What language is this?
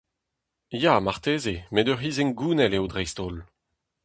Breton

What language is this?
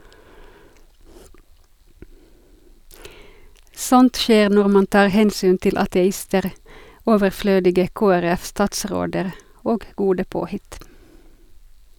Norwegian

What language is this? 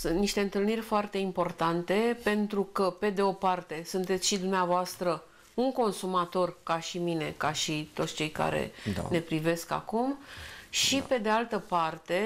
Romanian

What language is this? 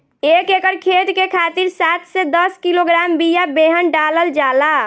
Bhojpuri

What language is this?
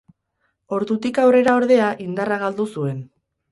Basque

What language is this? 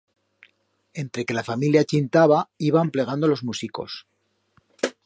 Aragonese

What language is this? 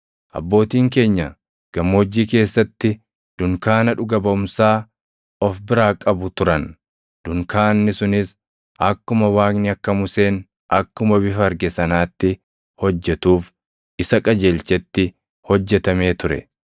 Oromo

